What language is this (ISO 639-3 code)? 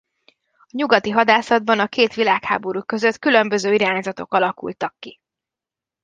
hun